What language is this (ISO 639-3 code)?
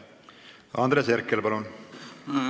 est